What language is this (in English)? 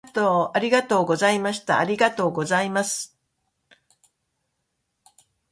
Japanese